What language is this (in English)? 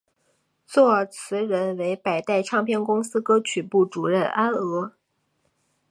Chinese